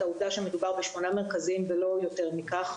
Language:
Hebrew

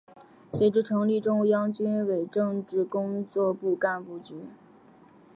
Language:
Chinese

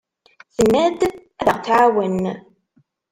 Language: Kabyle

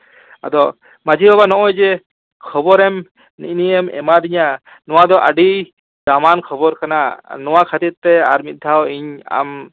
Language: Santali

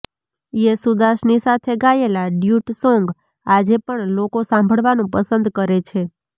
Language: Gujarati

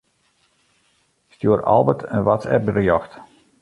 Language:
Western Frisian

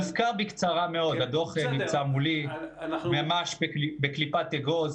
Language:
Hebrew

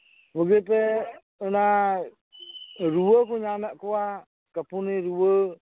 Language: Santali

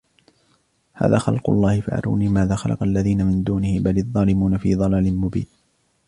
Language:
Arabic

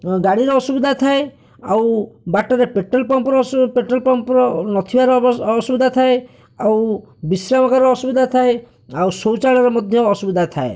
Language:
Odia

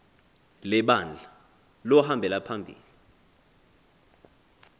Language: Xhosa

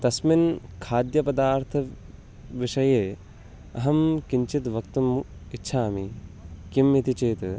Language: Sanskrit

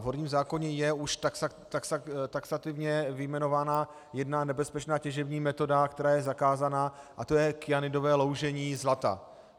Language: Czech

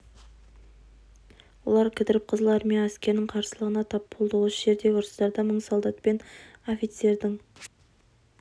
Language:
Kazakh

